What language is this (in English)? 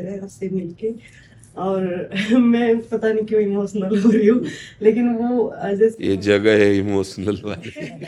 Hindi